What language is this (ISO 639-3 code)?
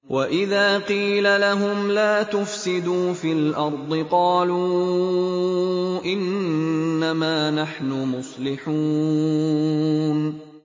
ara